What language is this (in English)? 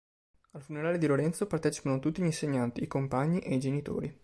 Italian